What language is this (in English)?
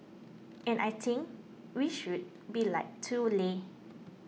English